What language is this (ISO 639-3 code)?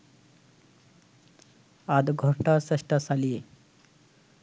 ben